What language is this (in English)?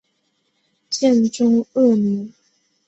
Chinese